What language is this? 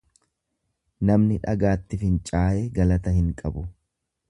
Oromo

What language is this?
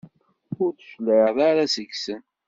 Kabyle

